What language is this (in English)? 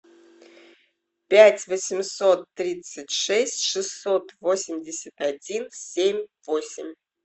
Russian